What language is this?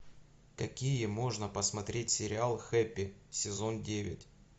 Russian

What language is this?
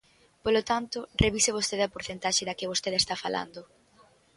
Galician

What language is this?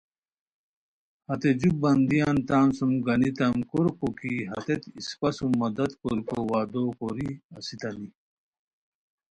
Khowar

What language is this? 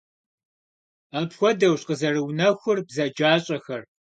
Kabardian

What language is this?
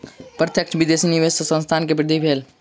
Maithili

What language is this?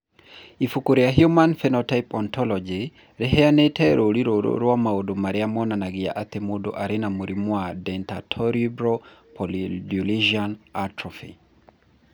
Kikuyu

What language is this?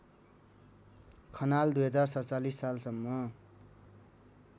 Nepali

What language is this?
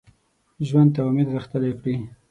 Pashto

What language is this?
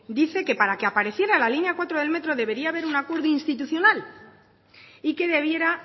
Spanish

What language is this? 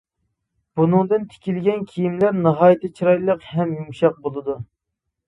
Uyghur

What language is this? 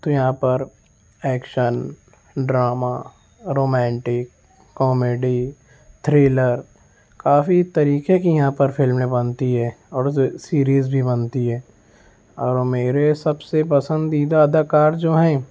Urdu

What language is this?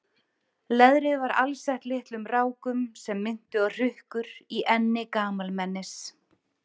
Icelandic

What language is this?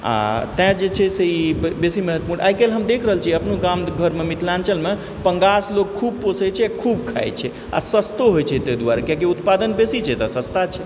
Maithili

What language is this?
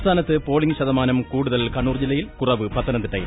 Malayalam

